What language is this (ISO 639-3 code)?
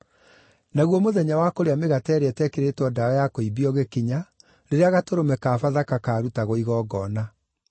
kik